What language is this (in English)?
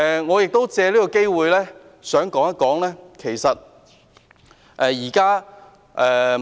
Cantonese